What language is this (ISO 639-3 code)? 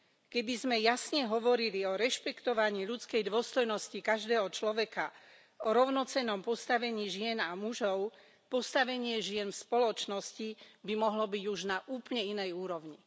slk